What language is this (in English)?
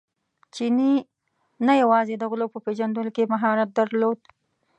Pashto